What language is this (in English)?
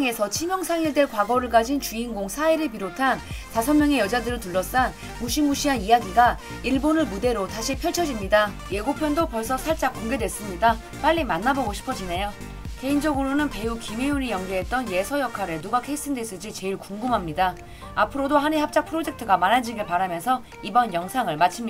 Korean